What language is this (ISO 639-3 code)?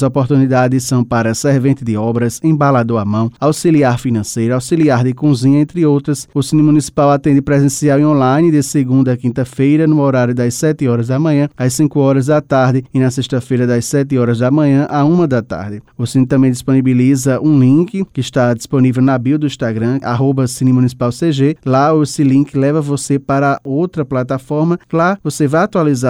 por